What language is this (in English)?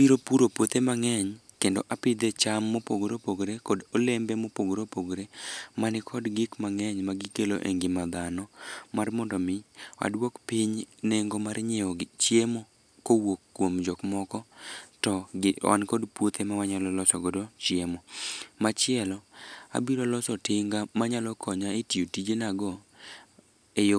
Luo (Kenya and Tanzania)